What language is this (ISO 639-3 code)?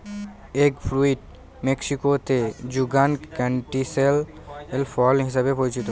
ben